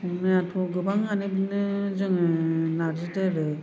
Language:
Bodo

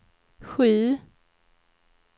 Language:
Swedish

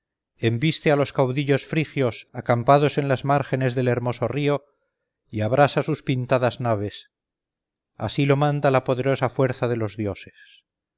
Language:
Spanish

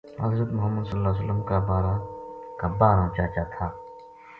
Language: Gujari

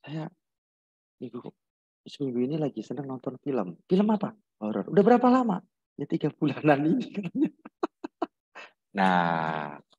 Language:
Indonesian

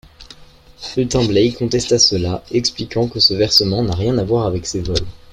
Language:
French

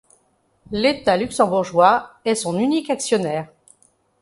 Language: French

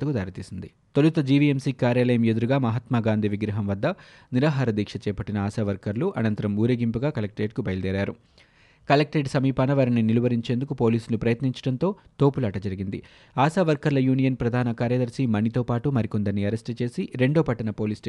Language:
Telugu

